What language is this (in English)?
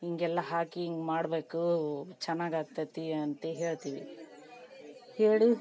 Kannada